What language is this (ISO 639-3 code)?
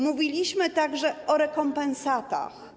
pol